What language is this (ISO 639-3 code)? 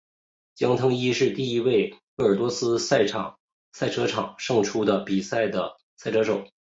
zho